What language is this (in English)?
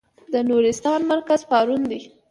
Pashto